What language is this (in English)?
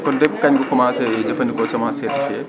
Wolof